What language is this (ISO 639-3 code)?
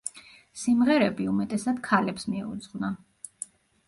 kat